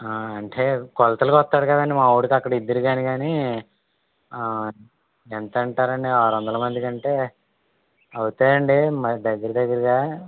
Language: Telugu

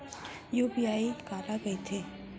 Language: Chhattisgarhi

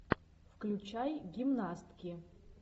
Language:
Russian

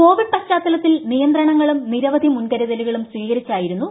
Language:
Malayalam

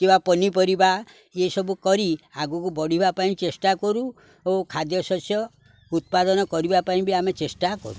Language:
Odia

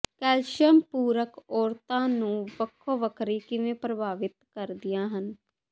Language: Punjabi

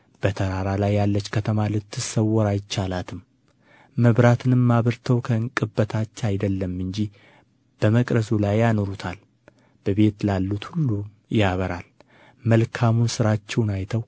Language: Amharic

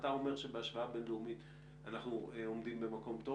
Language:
Hebrew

